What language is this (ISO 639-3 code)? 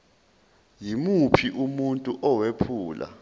zul